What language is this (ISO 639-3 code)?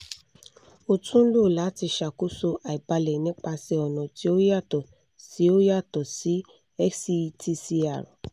yor